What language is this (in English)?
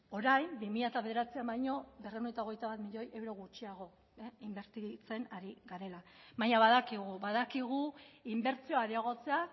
Basque